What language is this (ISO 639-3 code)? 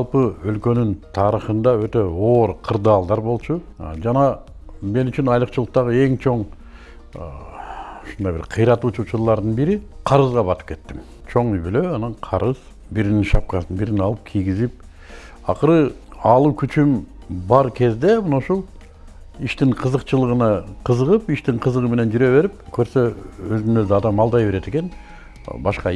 tur